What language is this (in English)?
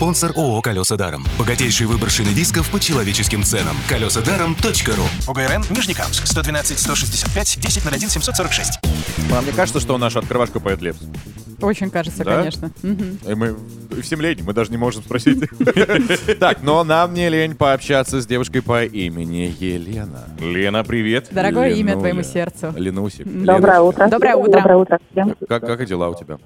Russian